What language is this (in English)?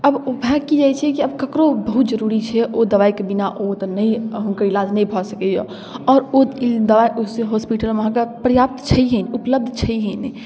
Maithili